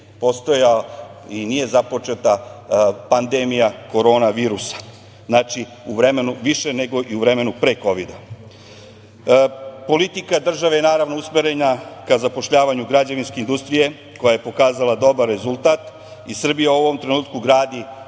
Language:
Serbian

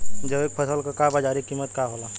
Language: Bhojpuri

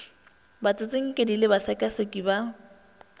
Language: Northern Sotho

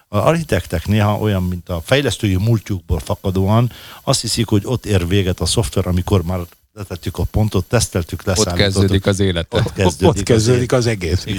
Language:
Hungarian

